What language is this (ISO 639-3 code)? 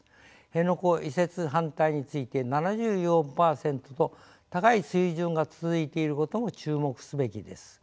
jpn